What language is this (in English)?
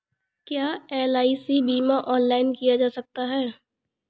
Hindi